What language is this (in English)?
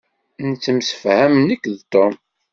Kabyle